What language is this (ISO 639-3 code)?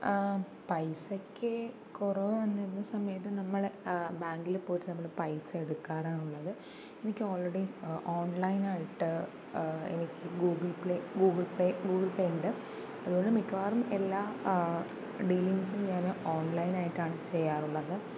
mal